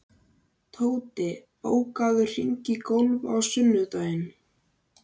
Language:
Icelandic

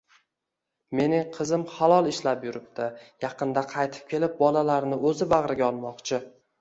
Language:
Uzbek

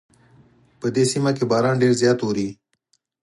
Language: Pashto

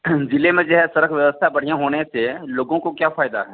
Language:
Hindi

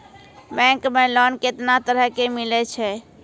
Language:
Maithili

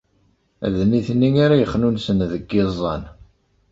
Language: Kabyle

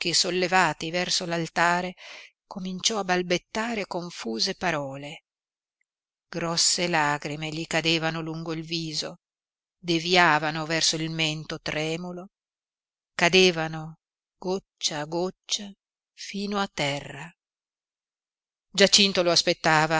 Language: Italian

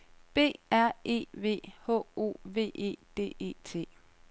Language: Danish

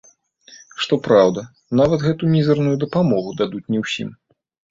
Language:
Belarusian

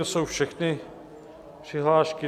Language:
Czech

